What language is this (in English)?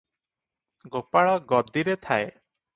Odia